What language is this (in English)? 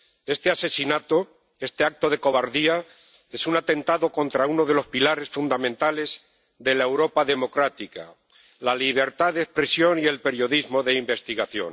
Spanish